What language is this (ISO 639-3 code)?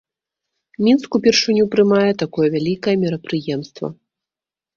bel